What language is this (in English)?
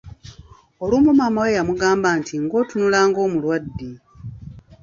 Ganda